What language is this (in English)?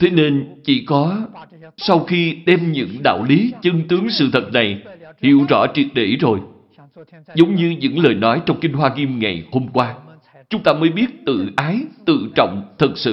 Vietnamese